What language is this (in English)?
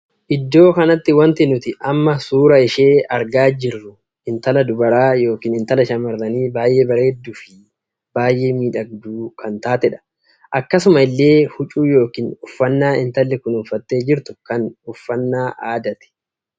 Oromo